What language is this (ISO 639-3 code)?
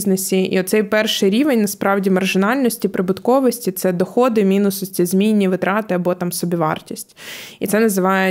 ukr